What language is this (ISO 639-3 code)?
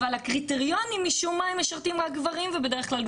heb